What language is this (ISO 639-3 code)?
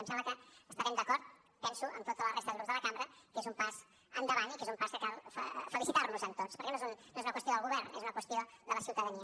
cat